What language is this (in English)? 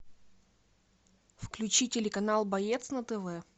Russian